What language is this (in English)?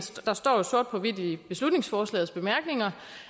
Danish